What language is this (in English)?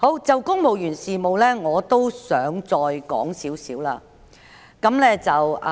Cantonese